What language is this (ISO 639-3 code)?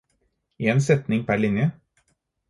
nob